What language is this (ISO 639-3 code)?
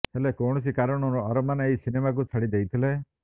ori